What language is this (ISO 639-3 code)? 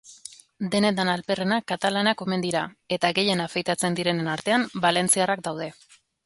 eus